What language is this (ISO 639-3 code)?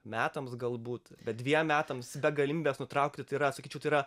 lit